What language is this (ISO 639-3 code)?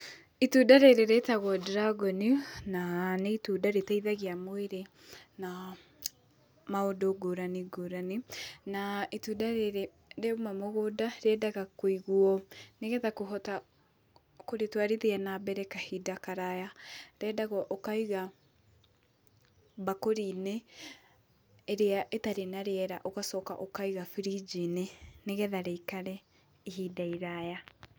kik